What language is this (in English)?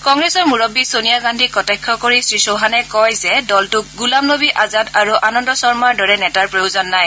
Assamese